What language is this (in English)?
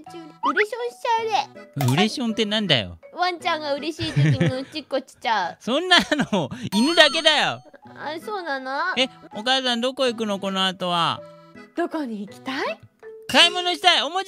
Japanese